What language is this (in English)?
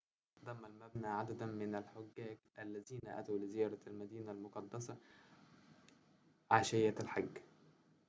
Arabic